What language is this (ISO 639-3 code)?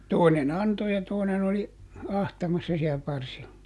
fin